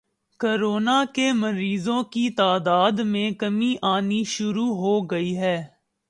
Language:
Urdu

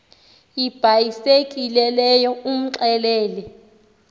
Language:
Xhosa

